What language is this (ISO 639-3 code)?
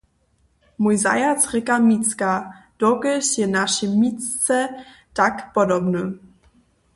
hsb